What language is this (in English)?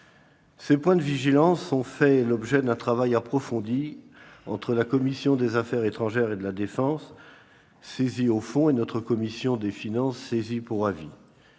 French